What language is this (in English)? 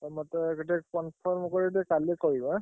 Odia